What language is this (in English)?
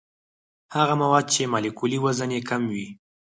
Pashto